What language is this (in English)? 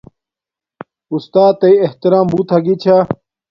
Domaaki